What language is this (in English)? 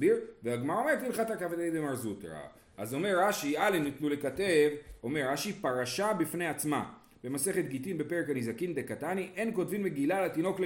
Hebrew